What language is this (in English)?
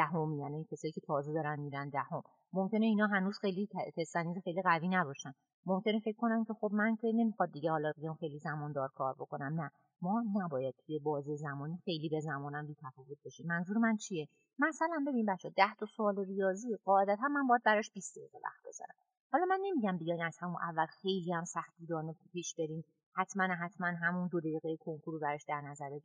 Persian